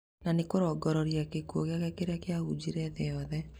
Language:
Kikuyu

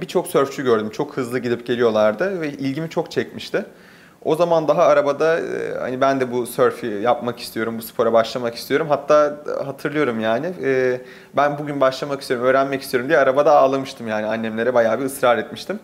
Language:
Turkish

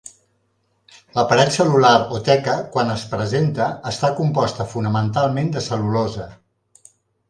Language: Catalan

